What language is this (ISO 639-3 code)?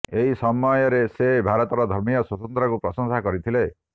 ori